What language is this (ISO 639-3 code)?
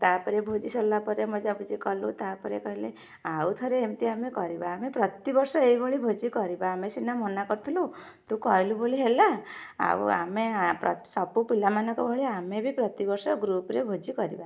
ori